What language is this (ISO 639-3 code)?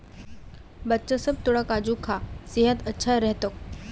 mag